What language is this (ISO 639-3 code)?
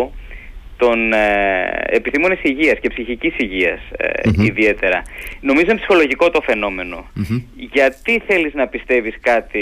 ell